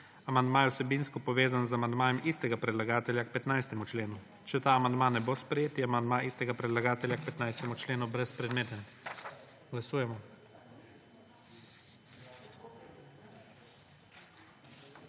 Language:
Slovenian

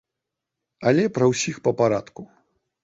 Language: Belarusian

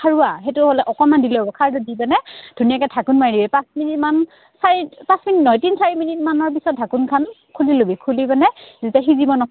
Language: Assamese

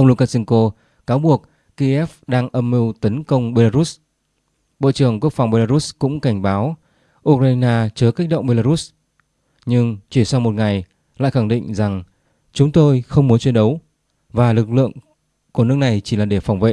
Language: Vietnamese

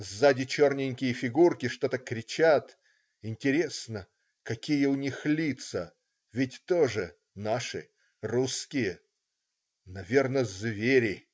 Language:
Russian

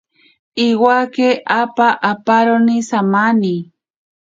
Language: Ashéninka Perené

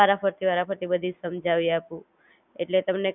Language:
Gujarati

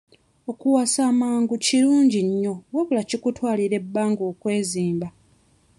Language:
Ganda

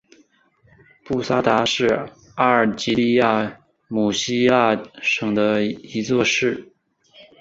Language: Chinese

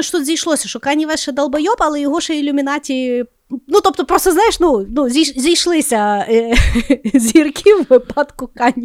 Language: Ukrainian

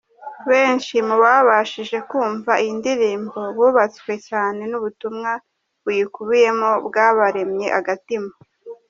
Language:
Kinyarwanda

